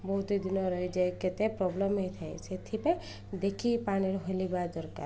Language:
Odia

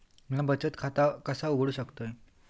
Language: Marathi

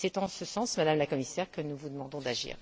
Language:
French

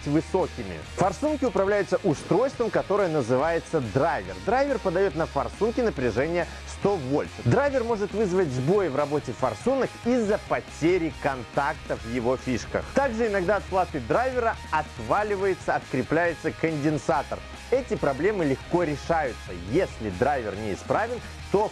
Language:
Russian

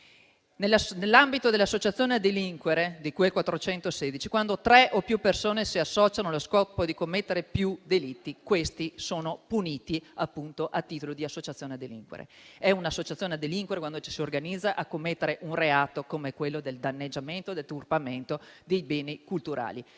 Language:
Italian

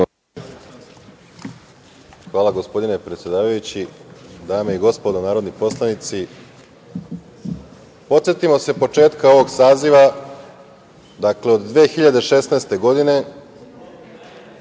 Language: Serbian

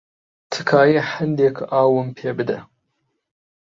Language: Central Kurdish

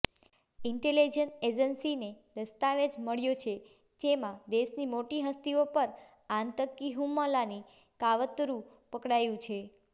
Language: Gujarati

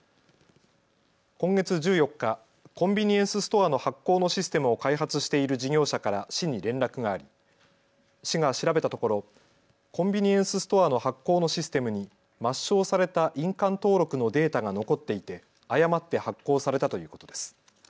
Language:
Japanese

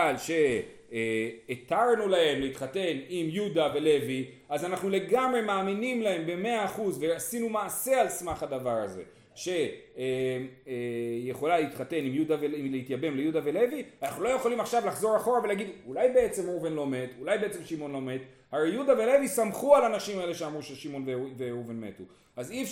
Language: Hebrew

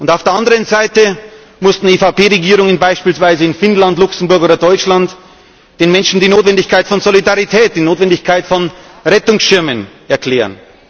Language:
German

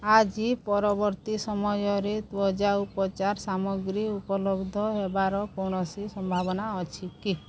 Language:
Odia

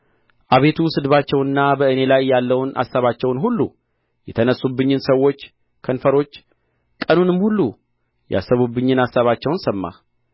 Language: Amharic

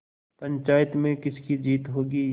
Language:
Hindi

